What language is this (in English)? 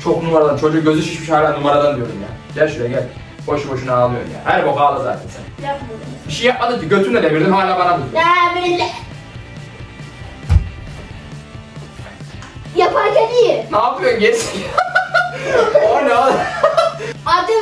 Turkish